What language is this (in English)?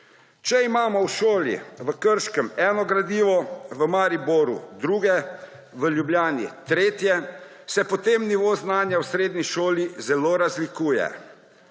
Slovenian